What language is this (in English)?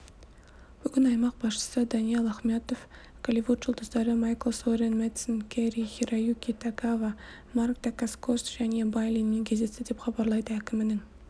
Kazakh